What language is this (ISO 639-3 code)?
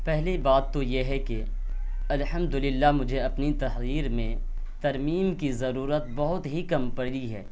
urd